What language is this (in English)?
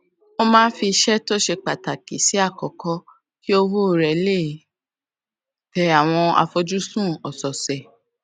Yoruba